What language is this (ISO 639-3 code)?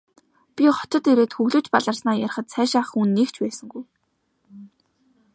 mon